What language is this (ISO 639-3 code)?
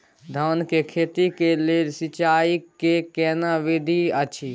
mai